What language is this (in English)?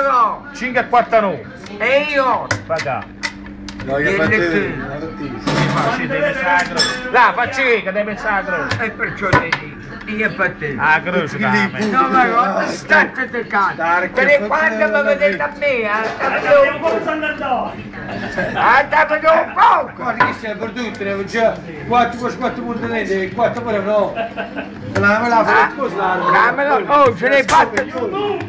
Italian